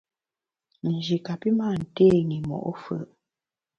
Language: Bamun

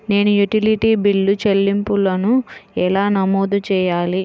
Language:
Telugu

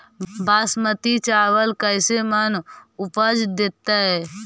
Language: Magahi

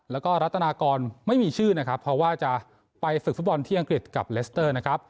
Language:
Thai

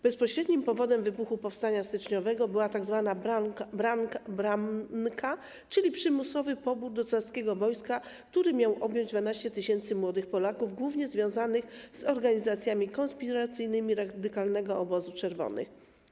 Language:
Polish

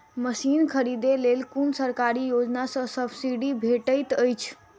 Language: Maithili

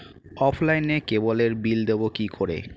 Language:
Bangla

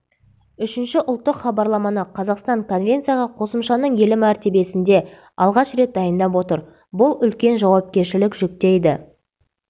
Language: Kazakh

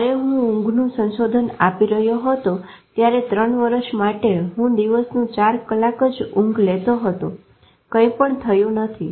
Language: Gujarati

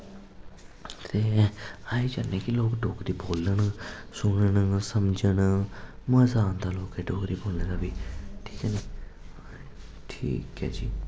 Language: Dogri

